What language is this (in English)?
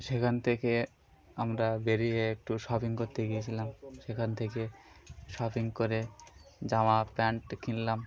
Bangla